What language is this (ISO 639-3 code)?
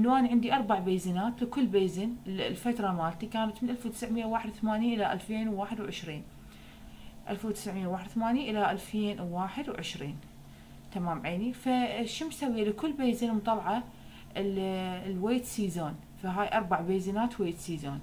ara